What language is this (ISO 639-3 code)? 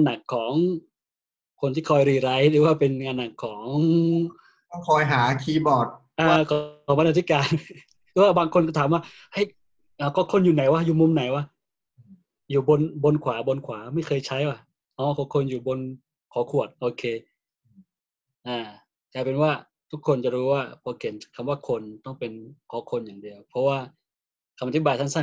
tha